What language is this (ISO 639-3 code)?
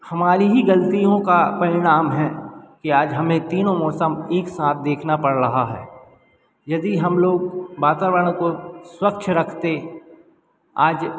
hin